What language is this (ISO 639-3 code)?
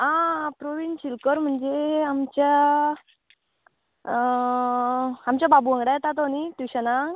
kok